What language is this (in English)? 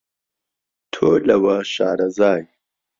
Central Kurdish